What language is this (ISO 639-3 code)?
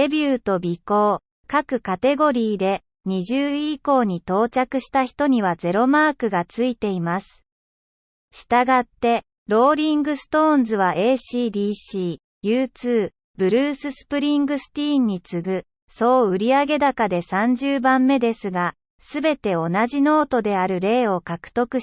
jpn